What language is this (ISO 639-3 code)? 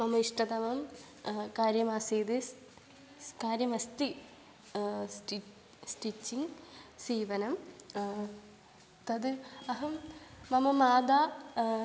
san